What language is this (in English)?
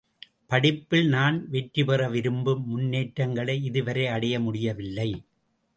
Tamil